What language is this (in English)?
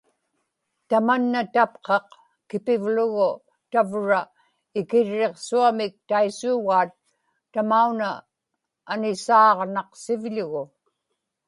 Inupiaq